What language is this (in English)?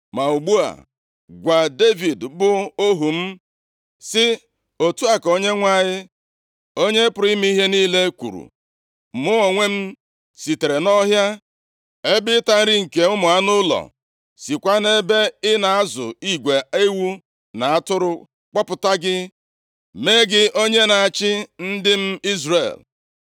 Igbo